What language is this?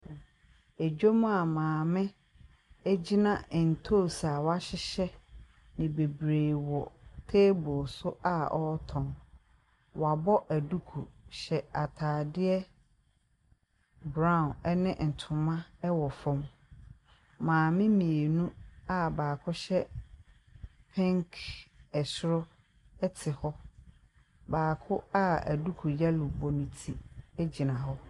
Akan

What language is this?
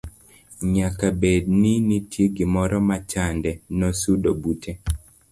Luo (Kenya and Tanzania)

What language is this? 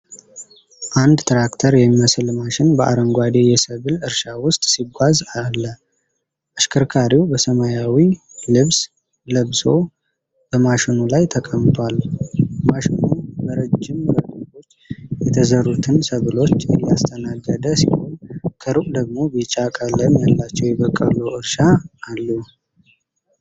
Amharic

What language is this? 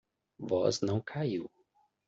Portuguese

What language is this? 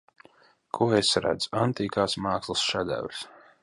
Latvian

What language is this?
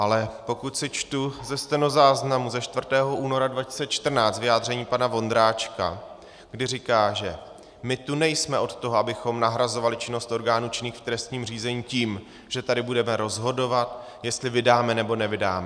Czech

